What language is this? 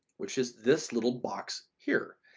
English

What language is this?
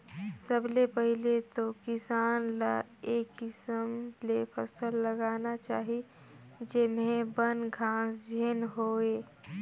Chhattisgarhi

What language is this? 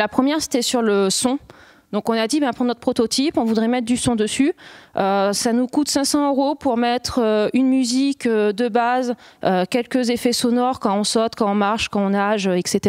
French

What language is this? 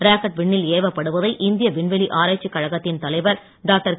Tamil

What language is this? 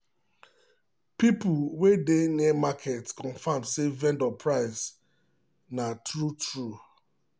Nigerian Pidgin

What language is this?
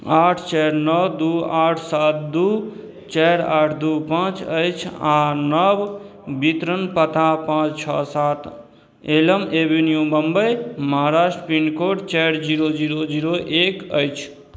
Maithili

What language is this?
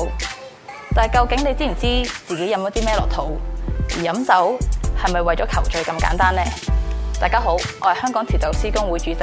Chinese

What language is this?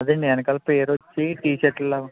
Telugu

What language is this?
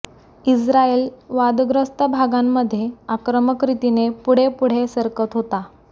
Marathi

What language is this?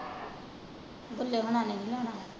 Punjabi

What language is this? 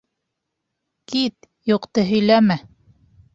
Bashkir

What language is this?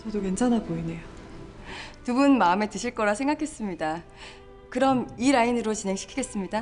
Korean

